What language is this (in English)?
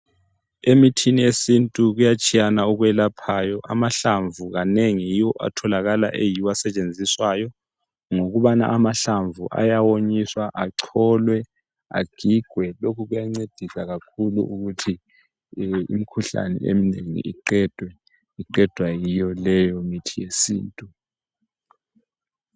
North Ndebele